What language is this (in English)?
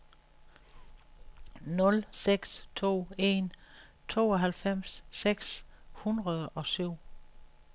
Danish